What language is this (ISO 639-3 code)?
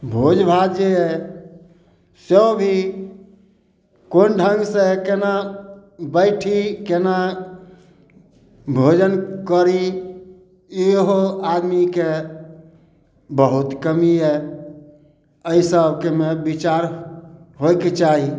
mai